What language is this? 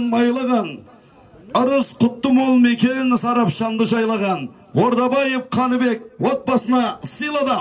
Turkish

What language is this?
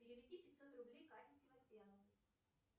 Russian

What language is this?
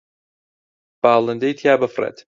Central Kurdish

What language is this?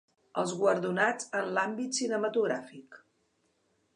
Catalan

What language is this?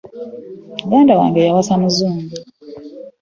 Ganda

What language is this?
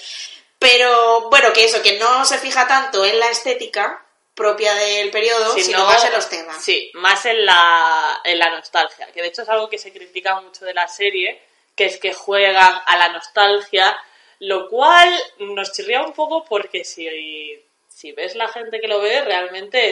Spanish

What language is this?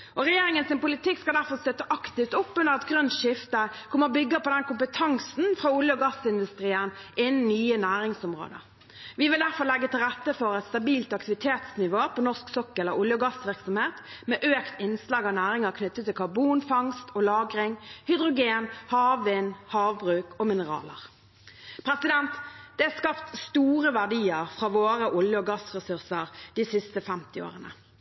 Norwegian Bokmål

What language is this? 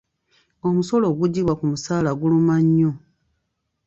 Ganda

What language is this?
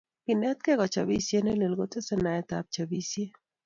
Kalenjin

